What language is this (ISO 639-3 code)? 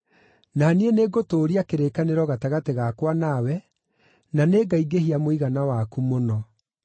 kik